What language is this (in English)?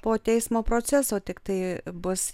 Lithuanian